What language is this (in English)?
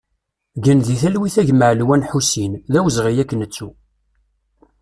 Kabyle